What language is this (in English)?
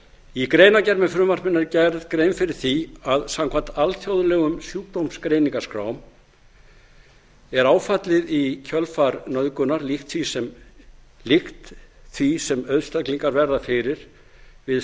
Icelandic